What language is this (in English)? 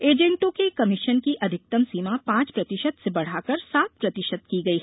Hindi